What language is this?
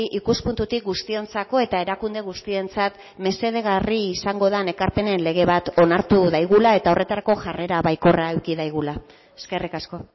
Basque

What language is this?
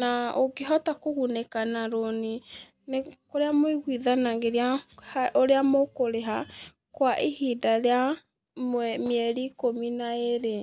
Kikuyu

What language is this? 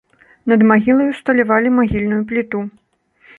Belarusian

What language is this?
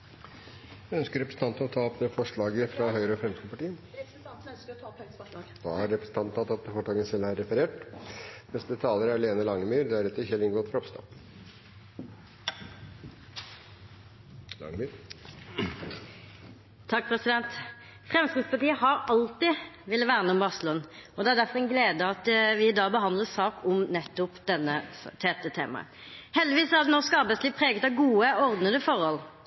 Norwegian Bokmål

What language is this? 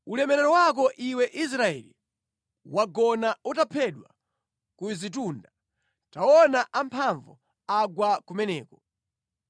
Nyanja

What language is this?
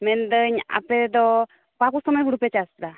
Santali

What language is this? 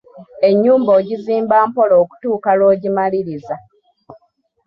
Ganda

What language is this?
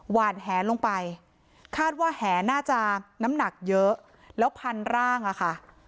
Thai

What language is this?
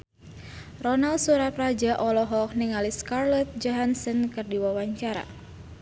Sundanese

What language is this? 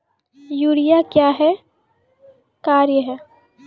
Maithili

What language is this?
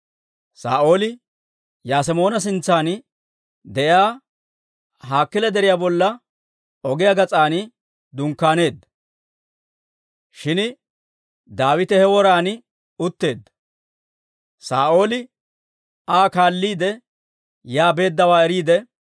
Dawro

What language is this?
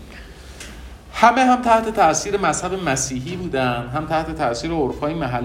Persian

